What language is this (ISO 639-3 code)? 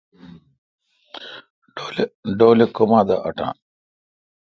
xka